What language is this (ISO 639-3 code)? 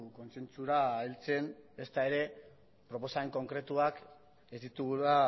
eus